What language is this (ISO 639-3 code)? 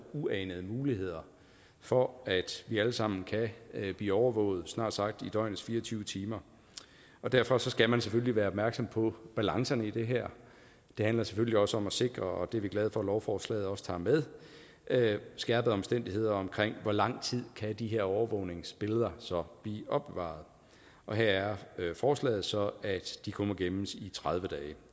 dan